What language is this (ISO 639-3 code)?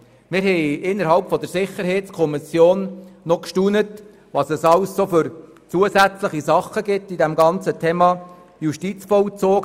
gsw